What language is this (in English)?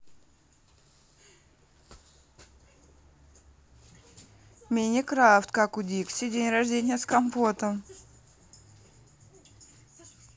Russian